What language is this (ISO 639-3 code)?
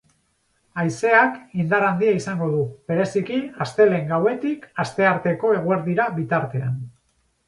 eus